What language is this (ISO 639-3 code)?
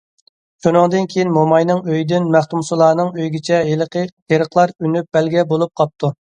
uig